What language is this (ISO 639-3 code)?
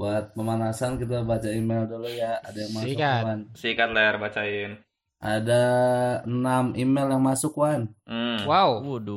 ind